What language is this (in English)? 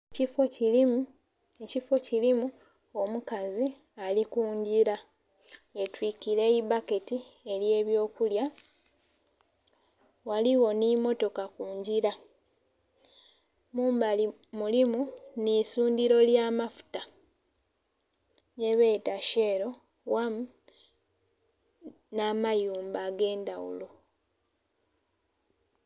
Soga